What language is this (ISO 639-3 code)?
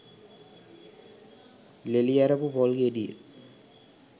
sin